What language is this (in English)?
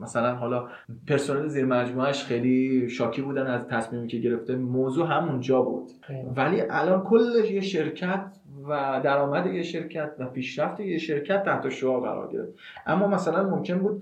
Persian